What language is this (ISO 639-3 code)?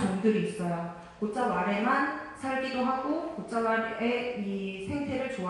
kor